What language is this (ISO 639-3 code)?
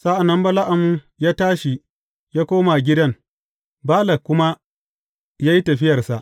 hau